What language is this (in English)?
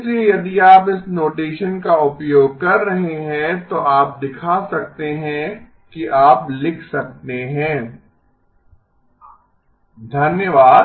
Hindi